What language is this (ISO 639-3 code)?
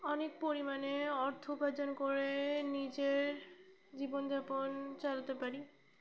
ben